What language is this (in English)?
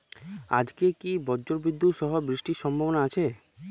Bangla